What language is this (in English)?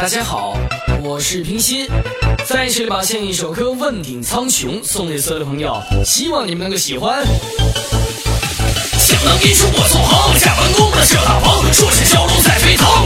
Chinese